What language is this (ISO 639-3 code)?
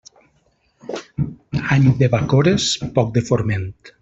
cat